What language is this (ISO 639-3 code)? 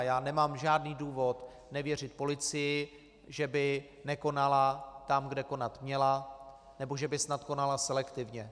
ces